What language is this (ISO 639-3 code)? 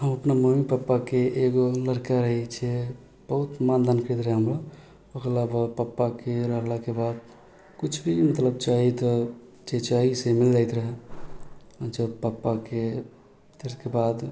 mai